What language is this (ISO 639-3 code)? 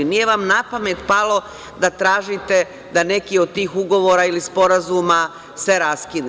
srp